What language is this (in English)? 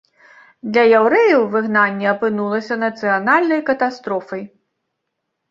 Belarusian